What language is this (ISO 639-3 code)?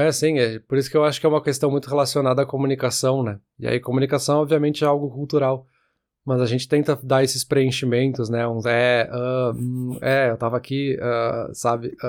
por